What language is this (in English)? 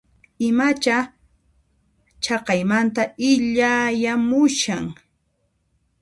Puno Quechua